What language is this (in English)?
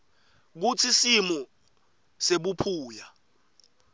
Swati